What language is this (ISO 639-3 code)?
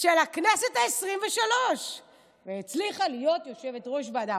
heb